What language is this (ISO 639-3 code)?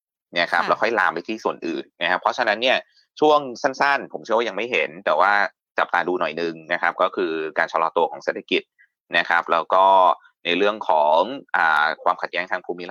tha